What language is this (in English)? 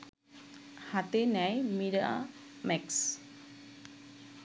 Bangla